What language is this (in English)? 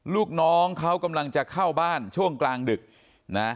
Thai